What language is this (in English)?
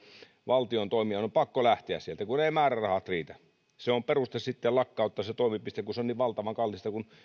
Finnish